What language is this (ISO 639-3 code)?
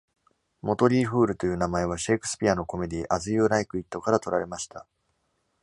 jpn